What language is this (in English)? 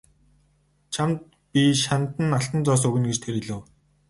Mongolian